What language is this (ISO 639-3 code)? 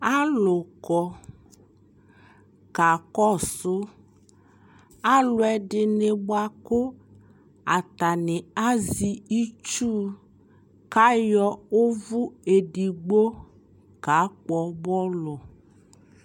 kpo